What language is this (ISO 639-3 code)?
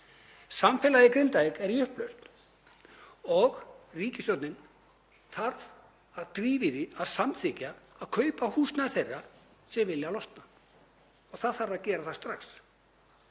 isl